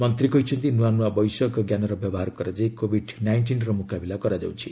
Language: Odia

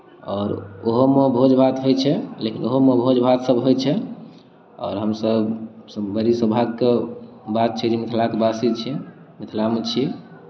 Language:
Maithili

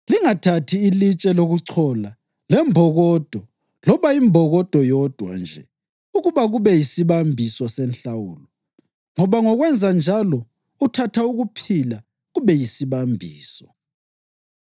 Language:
North Ndebele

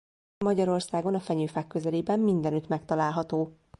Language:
Hungarian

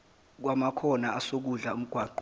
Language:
Zulu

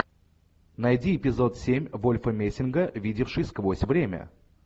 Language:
Russian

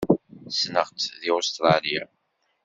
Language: Kabyle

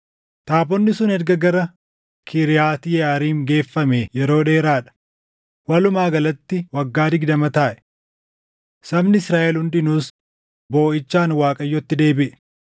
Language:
Oromo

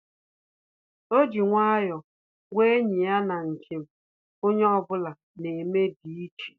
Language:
Igbo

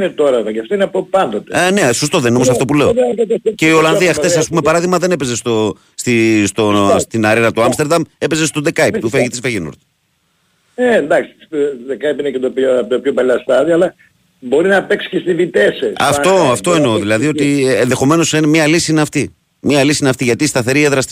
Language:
Greek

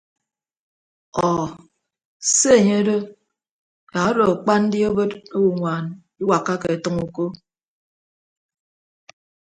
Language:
Ibibio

